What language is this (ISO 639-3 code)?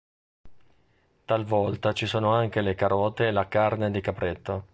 ita